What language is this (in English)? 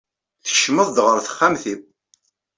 Kabyle